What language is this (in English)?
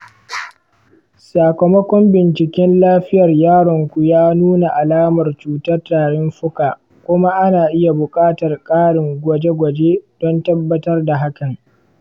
Hausa